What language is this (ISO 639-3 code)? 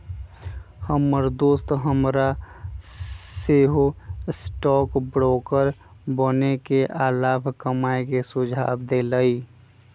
mag